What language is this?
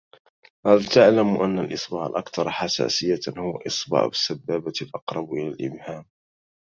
Arabic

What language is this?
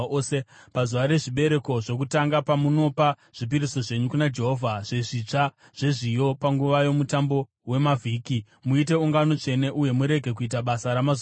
Shona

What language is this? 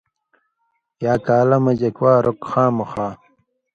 Indus Kohistani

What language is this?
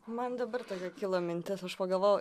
Lithuanian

